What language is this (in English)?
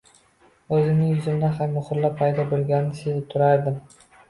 Uzbek